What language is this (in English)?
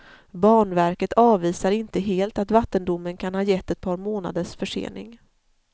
Swedish